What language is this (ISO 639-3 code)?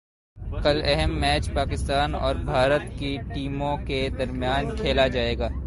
urd